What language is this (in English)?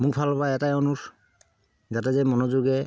Assamese